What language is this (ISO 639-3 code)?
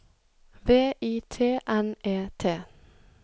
nor